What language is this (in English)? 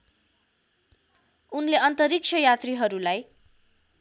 Nepali